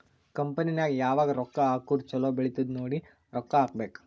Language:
Kannada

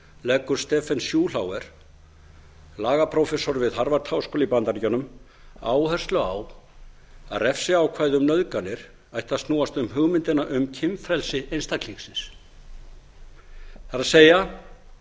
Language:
Icelandic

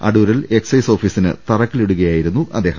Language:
Malayalam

